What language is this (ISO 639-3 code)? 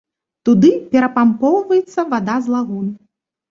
bel